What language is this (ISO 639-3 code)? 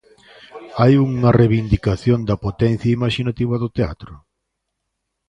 glg